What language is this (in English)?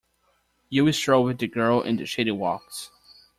English